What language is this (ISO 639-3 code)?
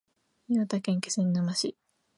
jpn